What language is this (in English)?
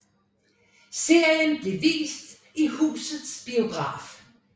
Danish